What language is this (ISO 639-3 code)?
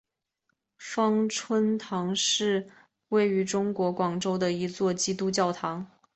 zho